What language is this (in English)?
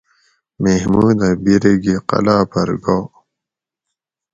Gawri